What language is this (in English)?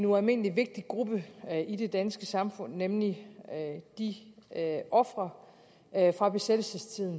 Danish